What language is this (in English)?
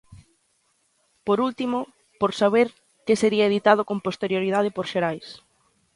Galician